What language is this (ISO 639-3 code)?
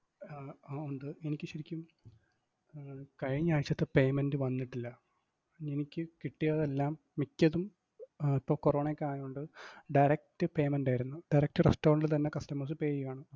mal